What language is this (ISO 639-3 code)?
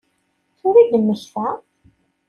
kab